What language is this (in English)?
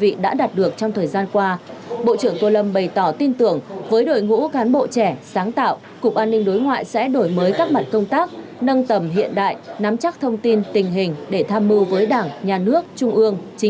Vietnamese